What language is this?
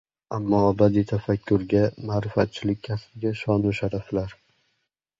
Uzbek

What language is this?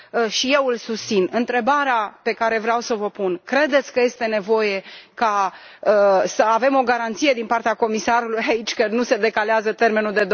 Romanian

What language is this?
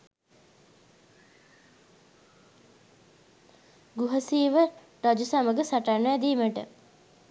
Sinhala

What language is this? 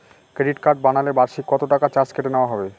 Bangla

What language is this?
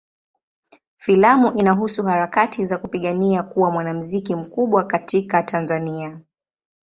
Swahili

